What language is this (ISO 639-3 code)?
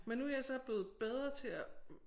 dan